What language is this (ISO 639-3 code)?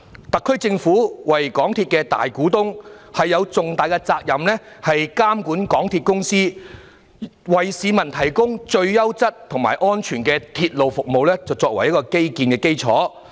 yue